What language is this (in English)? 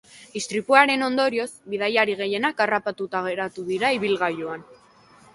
Basque